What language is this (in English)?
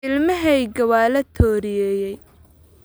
Somali